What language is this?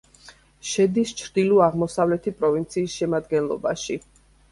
Georgian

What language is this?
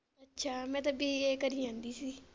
Punjabi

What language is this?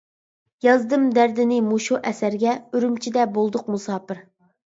Uyghur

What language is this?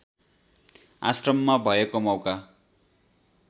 Nepali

